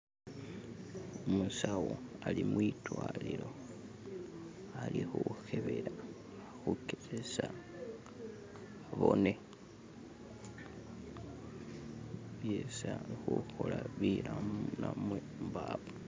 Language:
Masaaba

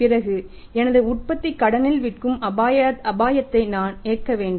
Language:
Tamil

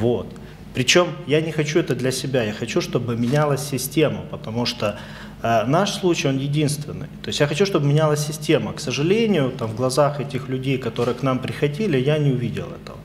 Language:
Russian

